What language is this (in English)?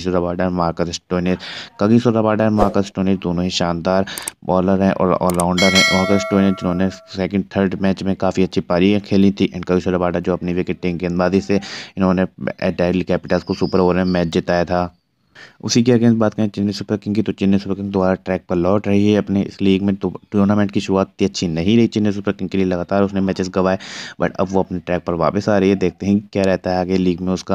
Hindi